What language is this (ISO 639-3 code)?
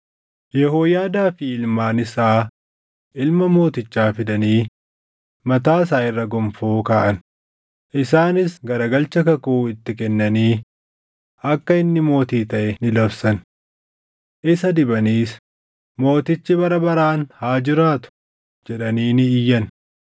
orm